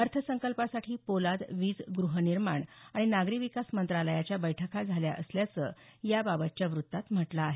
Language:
Marathi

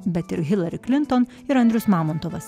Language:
Lithuanian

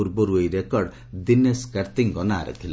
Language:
Odia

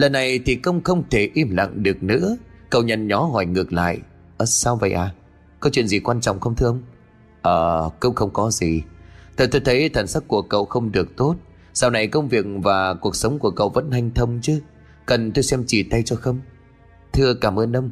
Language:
Vietnamese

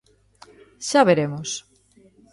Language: Galician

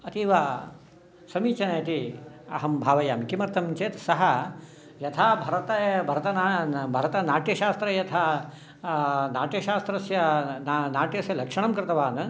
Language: Sanskrit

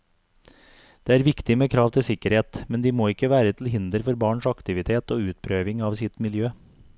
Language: Norwegian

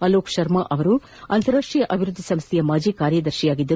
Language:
Kannada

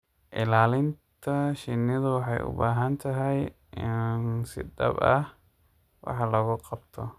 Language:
Somali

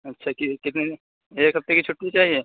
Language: Urdu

